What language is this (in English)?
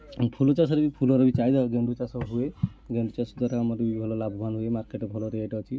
Odia